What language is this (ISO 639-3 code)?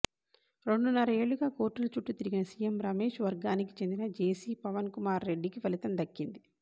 tel